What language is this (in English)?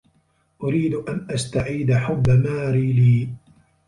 Arabic